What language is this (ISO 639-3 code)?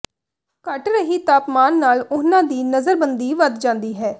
pan